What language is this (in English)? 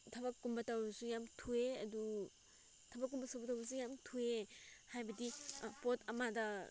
Manipuri